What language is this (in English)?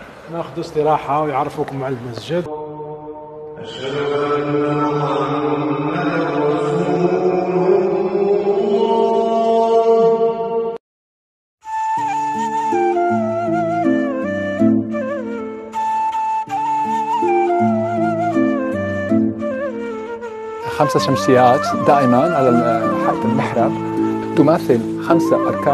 Arabic